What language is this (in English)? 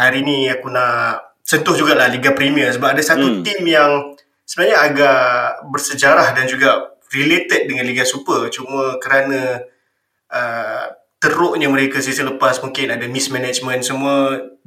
Malay